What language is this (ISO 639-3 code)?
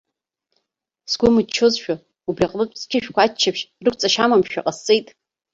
abk